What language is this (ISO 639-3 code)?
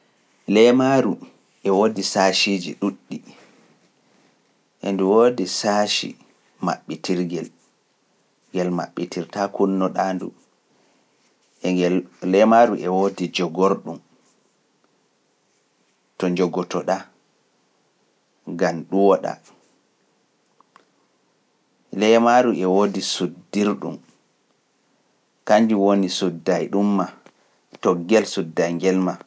fuf